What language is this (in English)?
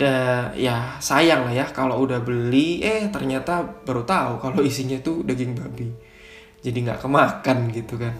Indonesian